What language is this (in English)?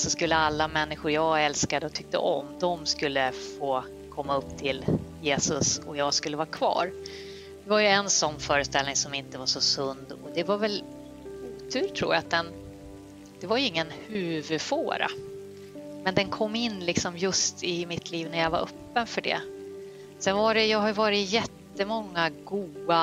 Swedish